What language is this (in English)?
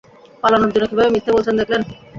Bangla